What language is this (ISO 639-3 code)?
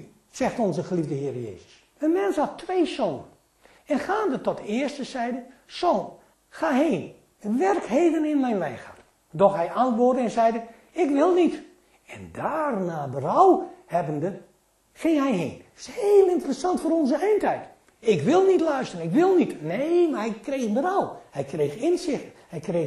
nld